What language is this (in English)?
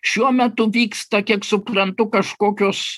Lithuanian